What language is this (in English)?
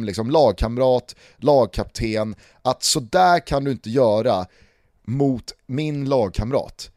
Swedish